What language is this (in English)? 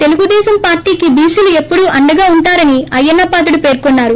Telugu